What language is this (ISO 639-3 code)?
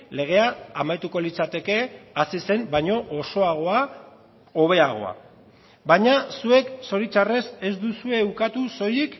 eus